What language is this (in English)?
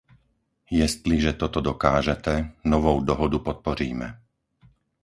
Czech